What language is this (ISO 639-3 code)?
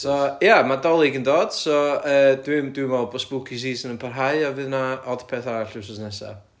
cym